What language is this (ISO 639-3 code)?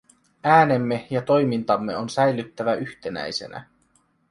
fin